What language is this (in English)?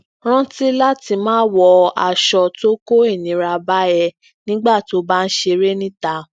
Yoruba